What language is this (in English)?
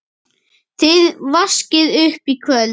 Icelandic